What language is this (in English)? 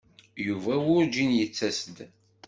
Kabyle